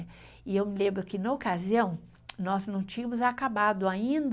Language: Portuguese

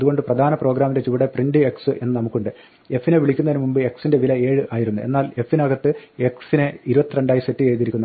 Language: Malayalam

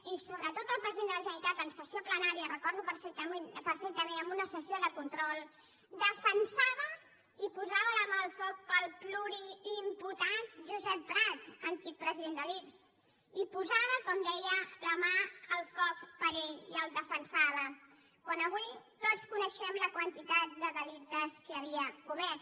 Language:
Catalan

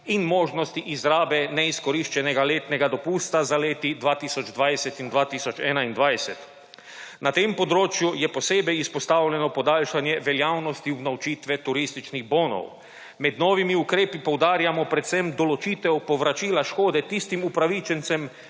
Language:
Slovenian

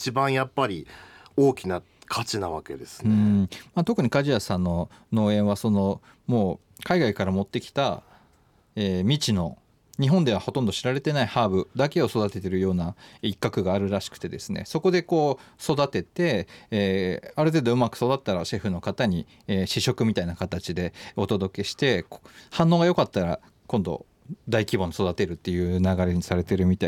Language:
Japanese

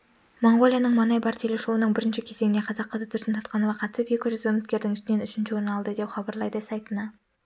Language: Kazakh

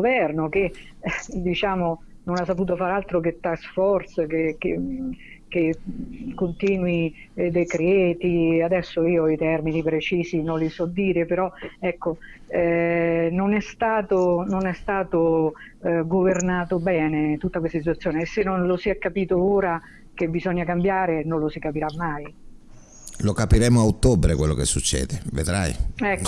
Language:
Italian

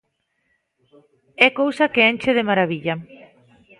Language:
Galician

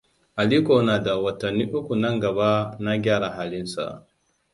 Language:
Hausa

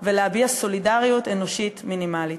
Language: Hebrew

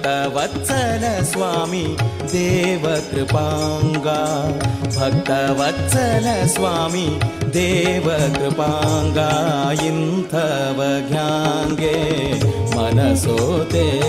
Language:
Kannada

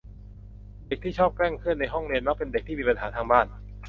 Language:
Thai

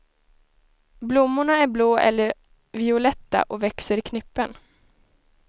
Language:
Swedish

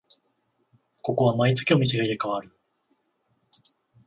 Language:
Japanese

